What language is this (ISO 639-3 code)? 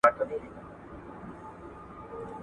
pus